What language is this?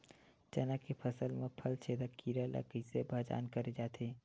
Chhattisgarhi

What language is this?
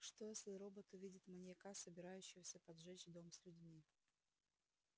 Russian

